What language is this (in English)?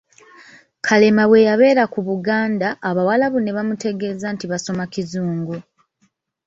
Ganda